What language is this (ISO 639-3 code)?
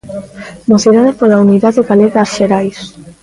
glg